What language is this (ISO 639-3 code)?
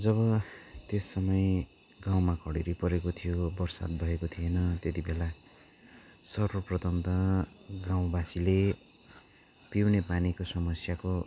nep